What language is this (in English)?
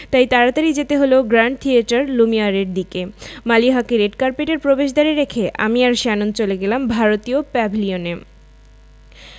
Bangla